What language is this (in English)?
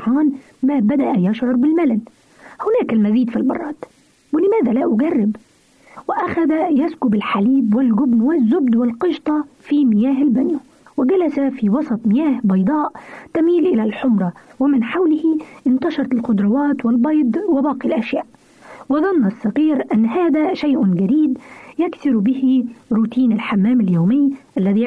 Arabic